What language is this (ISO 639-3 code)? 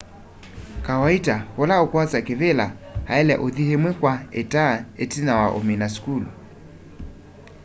kam